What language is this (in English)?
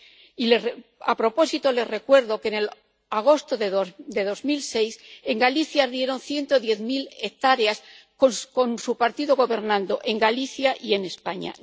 Spanish